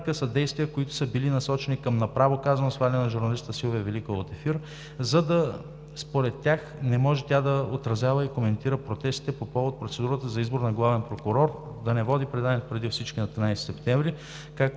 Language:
Bulgarian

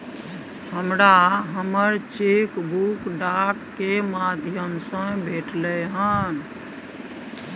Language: Maithili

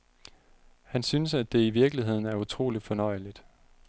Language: Danish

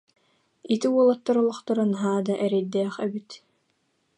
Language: Yakut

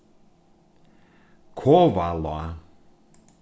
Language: Faroese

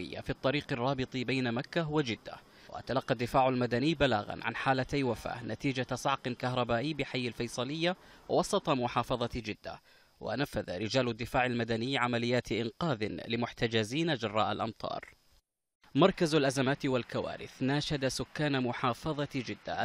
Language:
Arabic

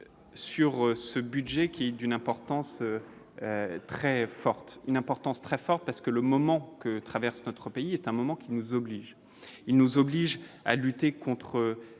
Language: French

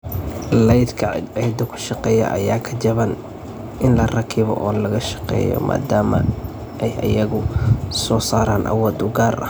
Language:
Somali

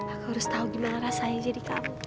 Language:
Indonesian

